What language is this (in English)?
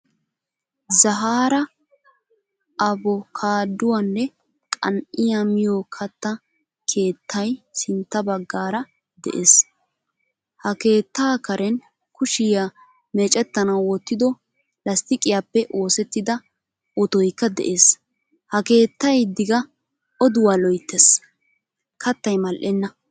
Wolaytta